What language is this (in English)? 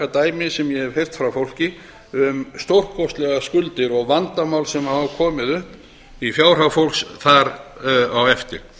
Icelandic